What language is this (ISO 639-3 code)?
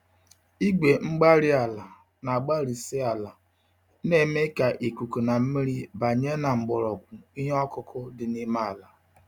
ibo